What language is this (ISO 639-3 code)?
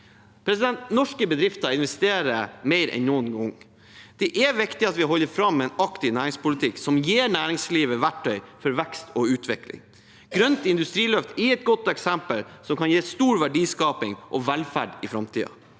nor